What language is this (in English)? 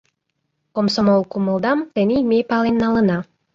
Mari